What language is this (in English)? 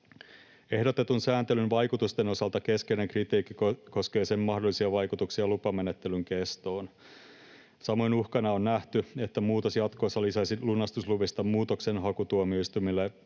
Finnish